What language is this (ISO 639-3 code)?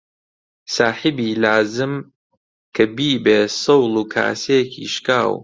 ckb